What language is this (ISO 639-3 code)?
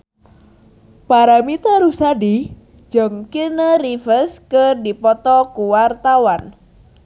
sun